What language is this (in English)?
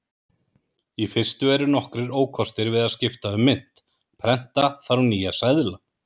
Icelandic